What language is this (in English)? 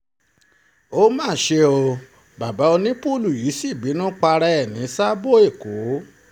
Yoruba